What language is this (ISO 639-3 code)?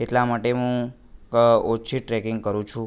guj